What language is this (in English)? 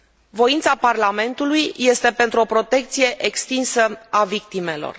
Romanian